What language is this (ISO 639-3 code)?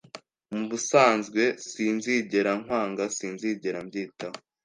kin